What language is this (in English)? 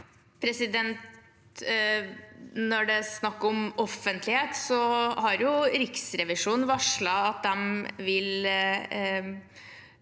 Norwegian